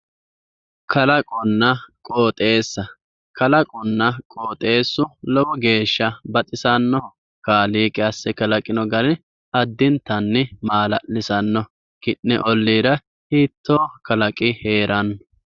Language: Sidamo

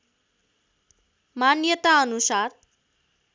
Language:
Nepali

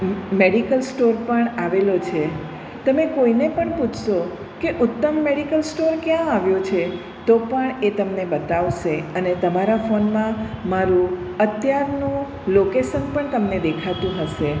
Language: Gujarati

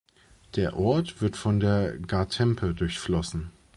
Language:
German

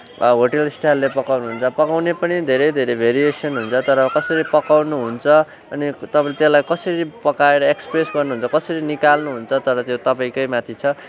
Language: Nepali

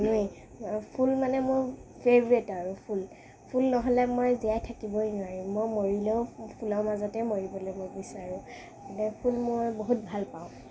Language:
Assamese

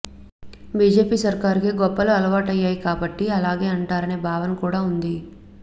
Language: Telugu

